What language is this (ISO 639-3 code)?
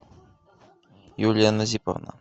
rus